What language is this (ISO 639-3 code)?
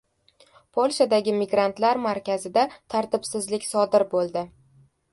uzb